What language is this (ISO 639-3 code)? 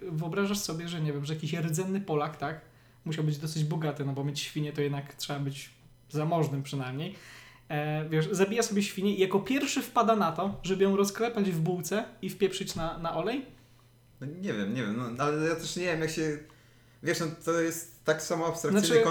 pol